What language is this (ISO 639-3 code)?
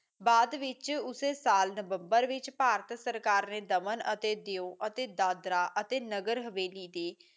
pan